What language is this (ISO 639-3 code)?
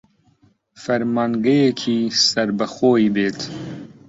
ckb